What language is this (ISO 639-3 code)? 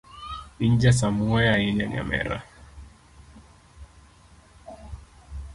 luo